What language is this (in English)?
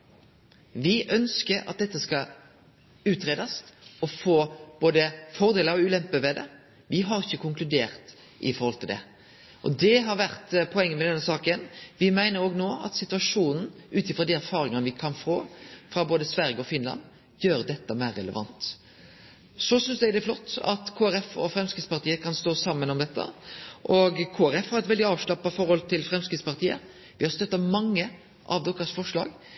Norwegian Nynorsk